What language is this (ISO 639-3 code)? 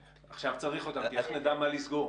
heb